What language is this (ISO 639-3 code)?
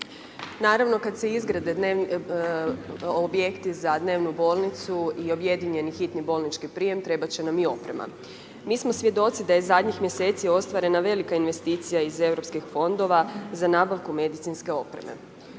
hrv